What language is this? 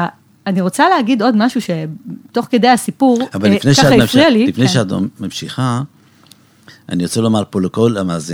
Hebrew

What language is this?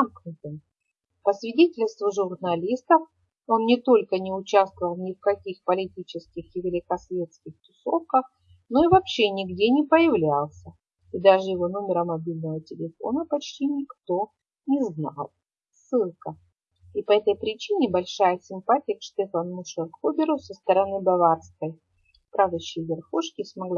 Russian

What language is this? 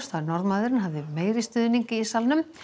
Icelandic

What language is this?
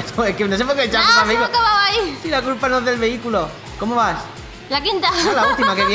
Spanish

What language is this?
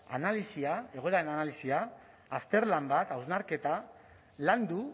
Basque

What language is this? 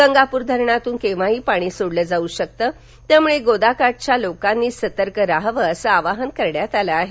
Marathi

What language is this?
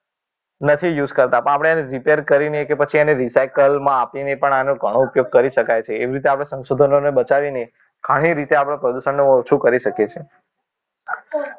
Gujarati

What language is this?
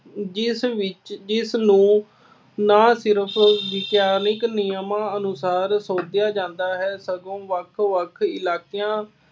Punjabi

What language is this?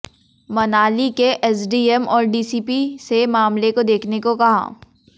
Hindi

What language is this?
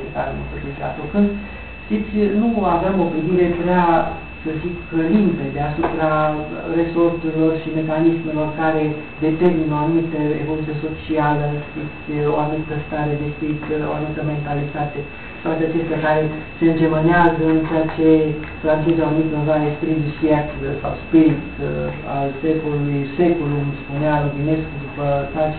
Romanian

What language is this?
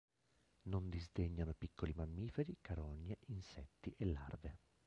Italian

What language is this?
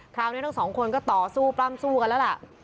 Thai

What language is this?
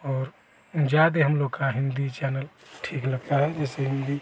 Hindi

